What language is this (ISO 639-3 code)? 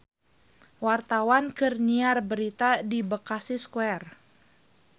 sun